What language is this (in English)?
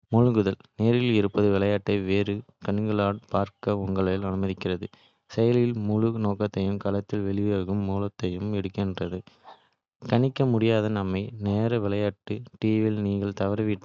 Kota (India)